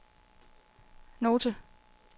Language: Danish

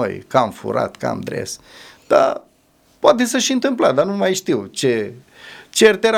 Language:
Romanian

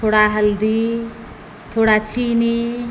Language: Maithili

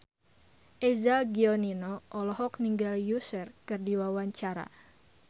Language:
Sundanese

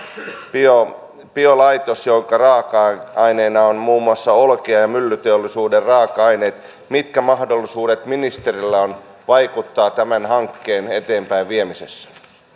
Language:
Finnish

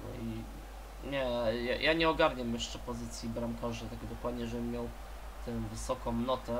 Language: Polish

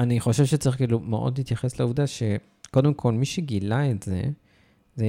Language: Hebrew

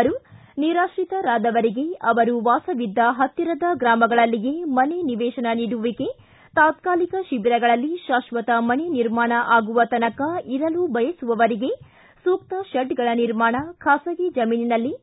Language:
Kannada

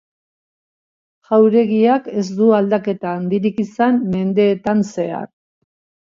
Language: Basque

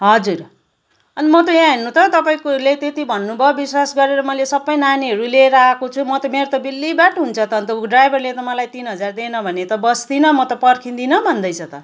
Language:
Nepali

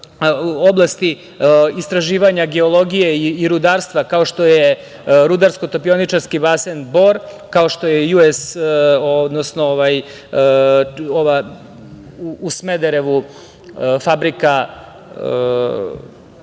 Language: Serbian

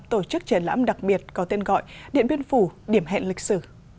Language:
Vietnamese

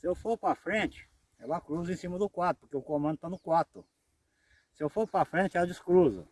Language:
Portuguese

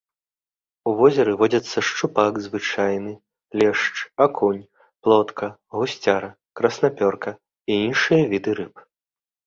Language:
Belarusian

